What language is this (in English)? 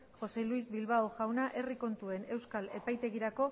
Basque